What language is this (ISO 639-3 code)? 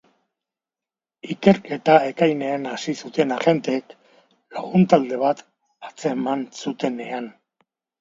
eus